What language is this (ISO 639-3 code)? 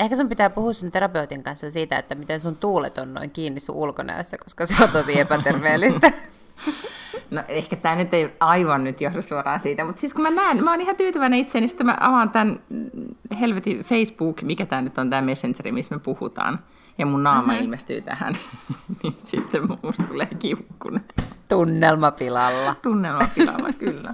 fin